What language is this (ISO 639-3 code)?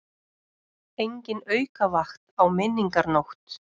isl